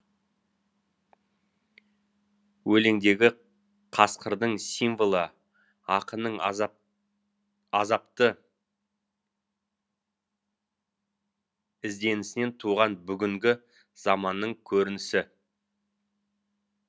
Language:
Kazakh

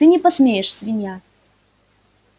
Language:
Russian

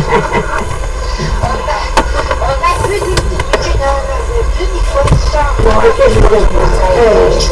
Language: Italian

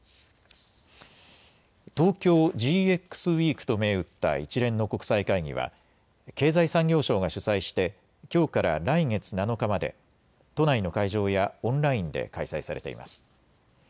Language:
Japanese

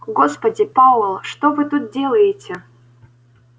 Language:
Russian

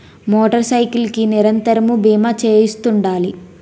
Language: Telugu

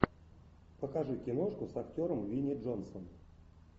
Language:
Russian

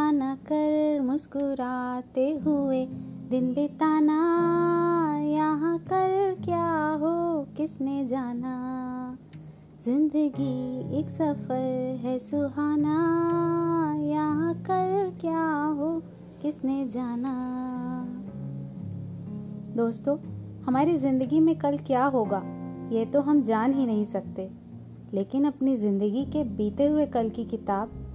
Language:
Hindi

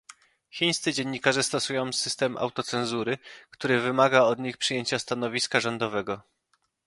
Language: Polish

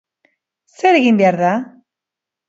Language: Basque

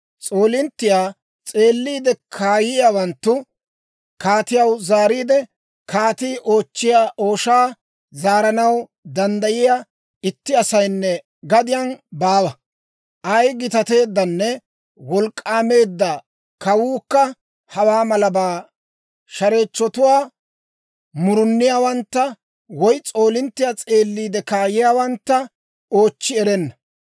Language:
Dawro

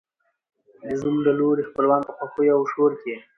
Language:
Pashto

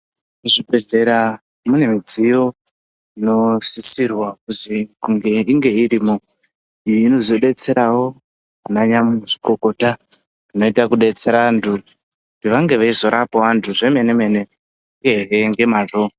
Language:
Ndau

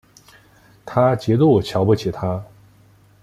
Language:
Chinese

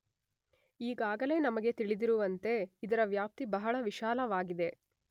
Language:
Kannada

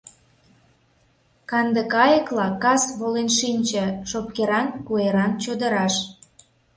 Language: Mari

